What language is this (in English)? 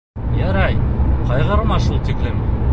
Bashkir